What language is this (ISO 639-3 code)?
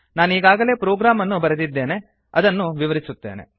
kan